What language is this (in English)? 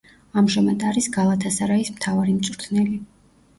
Georgian